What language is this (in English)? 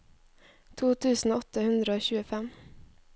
Norwegian